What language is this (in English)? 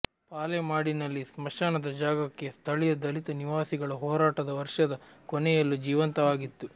Kannada